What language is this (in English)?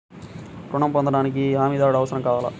Telugu